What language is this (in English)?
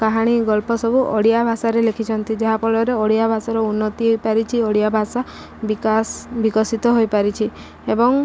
Odia